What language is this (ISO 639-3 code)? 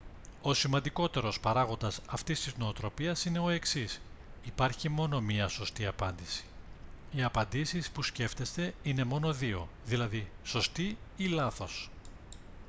ell